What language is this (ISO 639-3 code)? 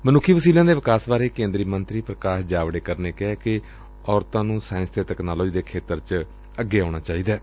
pan